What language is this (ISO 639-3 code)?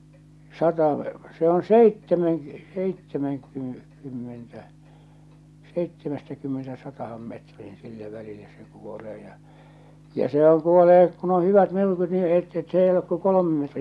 fin